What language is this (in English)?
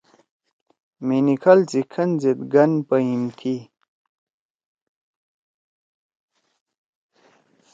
Torwali